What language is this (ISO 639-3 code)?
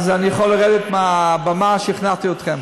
heb